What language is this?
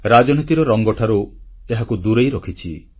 Odia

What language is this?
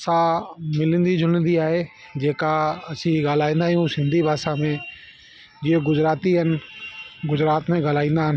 Sindhi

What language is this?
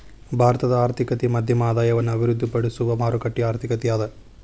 Kannada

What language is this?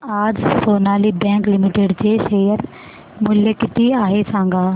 Marathi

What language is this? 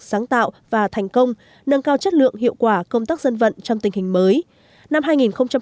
Vietnamese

